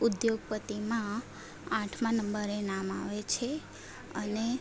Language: Gujarati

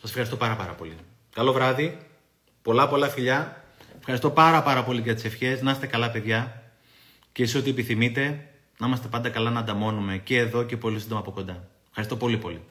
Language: Greek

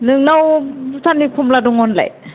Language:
Bodo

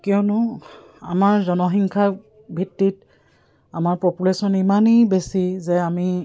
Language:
Assamese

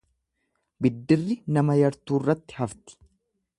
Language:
Oromo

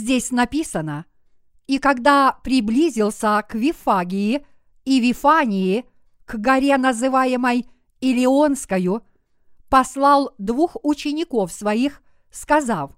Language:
Russian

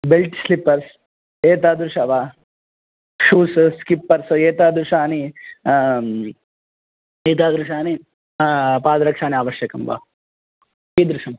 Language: Sanskrit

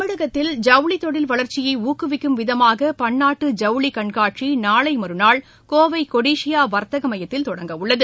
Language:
Tamil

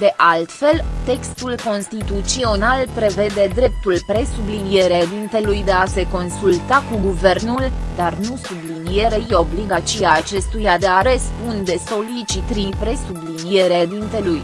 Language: Romanian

